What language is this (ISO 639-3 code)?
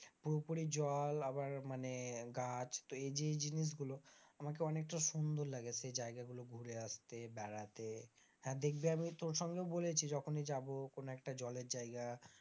ben